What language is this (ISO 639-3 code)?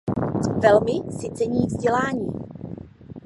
ces